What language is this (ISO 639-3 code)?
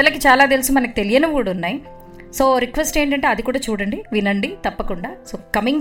tel